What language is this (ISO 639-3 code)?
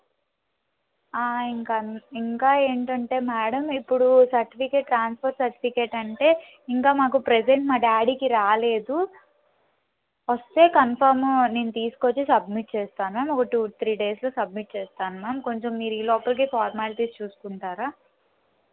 tel